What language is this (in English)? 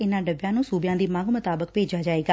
Punjabi